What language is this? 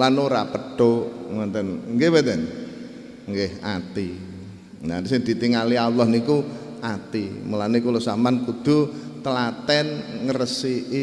Indonesian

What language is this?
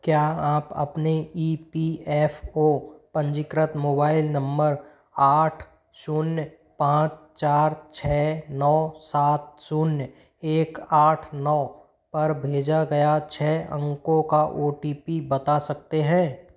Hindi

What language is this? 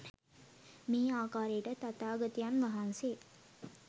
Sinhala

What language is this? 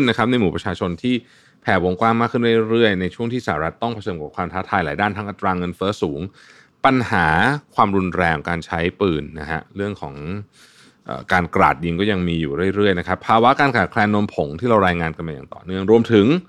Thai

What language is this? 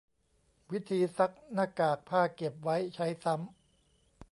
Thai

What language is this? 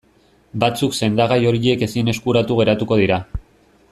Basque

